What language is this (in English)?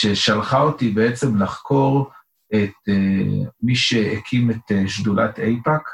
Hebrew